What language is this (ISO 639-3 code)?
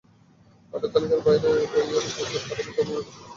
ben